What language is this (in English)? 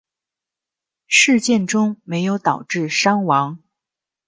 Chinese